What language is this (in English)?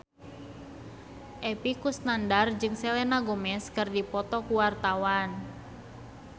Sundanese